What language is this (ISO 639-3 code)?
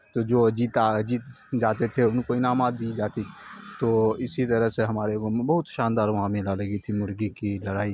urd